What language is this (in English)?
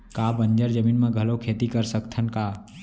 Chhattisgarhi